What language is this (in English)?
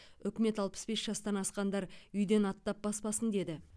Kazakh